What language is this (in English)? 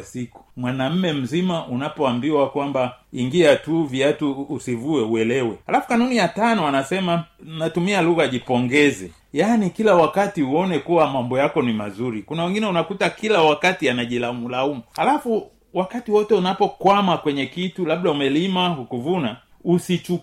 Swahili